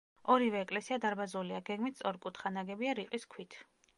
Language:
Georgian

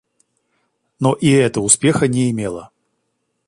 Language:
Russian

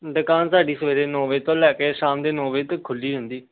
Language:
Punjabi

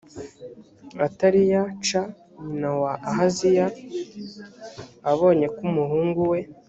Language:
Kinyarwanda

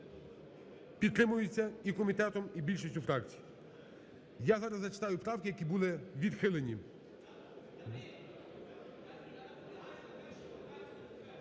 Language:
Ukrainian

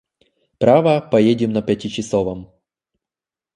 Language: Russian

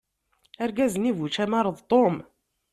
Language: Kabyle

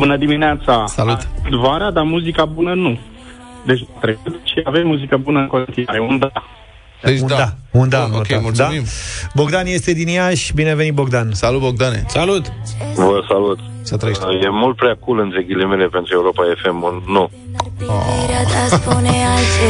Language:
Romanian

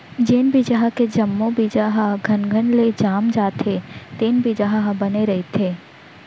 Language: Chhattisgarhi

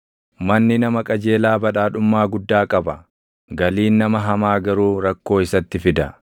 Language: Oromo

